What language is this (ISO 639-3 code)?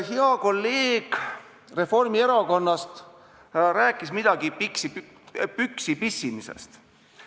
est